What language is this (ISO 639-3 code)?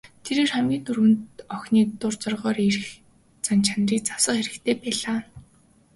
mon